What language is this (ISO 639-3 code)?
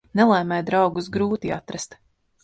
lav